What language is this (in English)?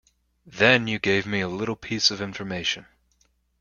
English